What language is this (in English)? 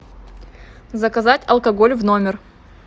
Russian